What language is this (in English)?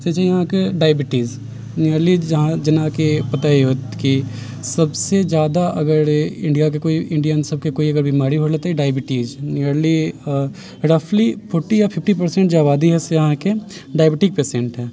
Maithili